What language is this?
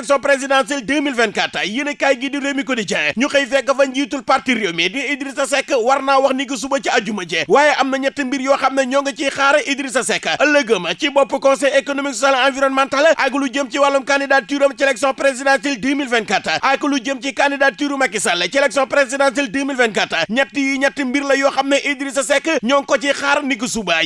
Indonesian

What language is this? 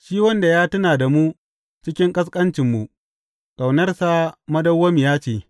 Hausa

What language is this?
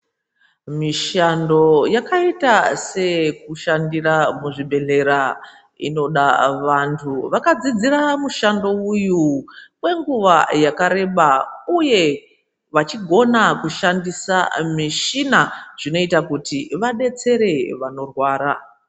Ndau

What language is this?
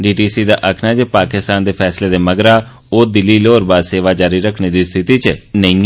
Dogri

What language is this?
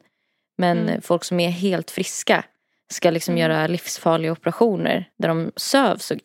Swedish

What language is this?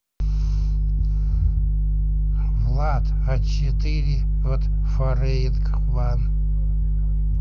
Russian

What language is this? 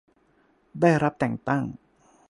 Thai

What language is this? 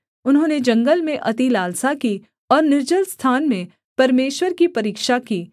Hindi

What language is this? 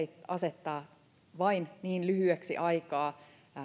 Finnish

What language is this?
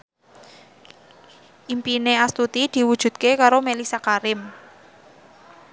Javanese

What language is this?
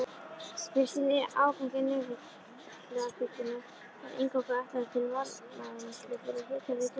Icelandic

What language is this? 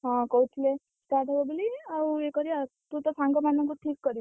Odia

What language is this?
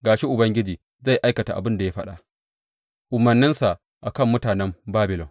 Hausa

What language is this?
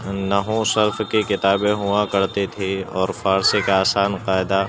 Urdu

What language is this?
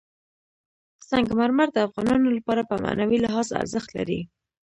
Pashto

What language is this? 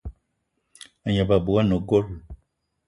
Eton (Cameroon)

